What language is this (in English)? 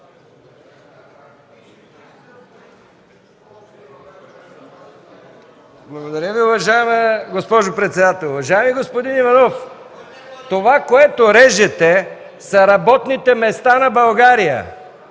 Bulgarian